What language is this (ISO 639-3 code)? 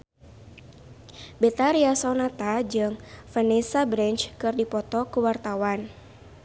sun